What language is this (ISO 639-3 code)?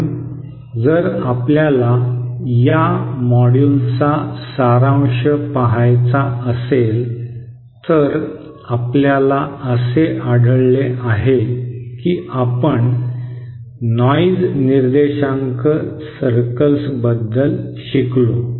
mar